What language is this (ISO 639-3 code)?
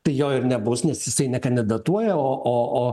lit